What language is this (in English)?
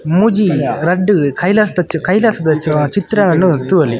Tulu